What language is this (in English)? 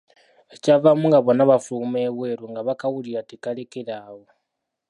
Ganda